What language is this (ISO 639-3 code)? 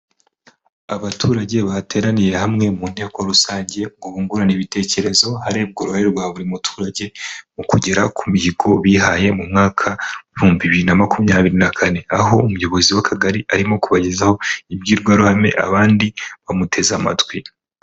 kin